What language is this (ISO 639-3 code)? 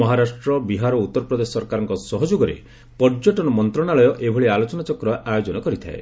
ori